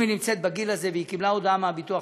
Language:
Hebrew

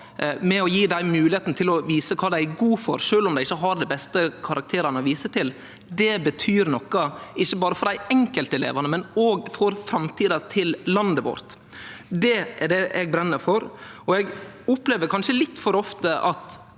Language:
Norwegian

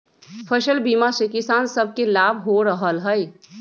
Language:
Magahi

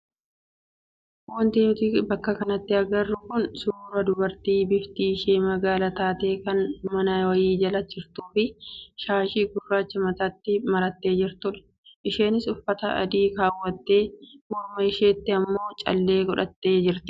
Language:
Oromo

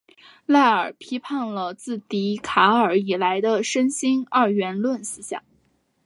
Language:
Chinese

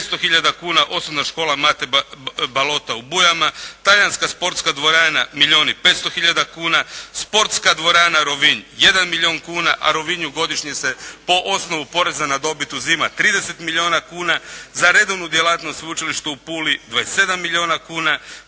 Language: Croatian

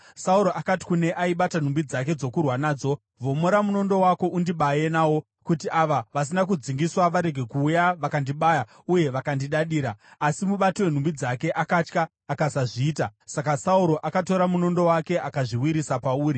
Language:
Shona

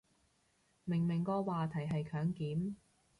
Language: Cantonese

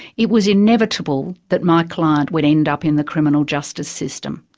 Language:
English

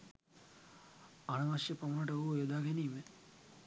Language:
Sinhala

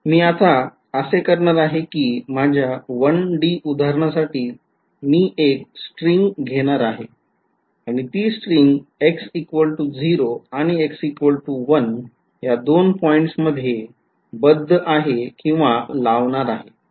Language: Marathi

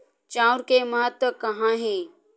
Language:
Chhattisgarhi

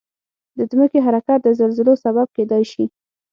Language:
Pashto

